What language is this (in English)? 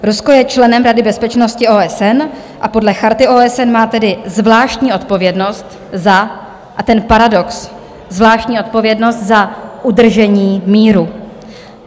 Czech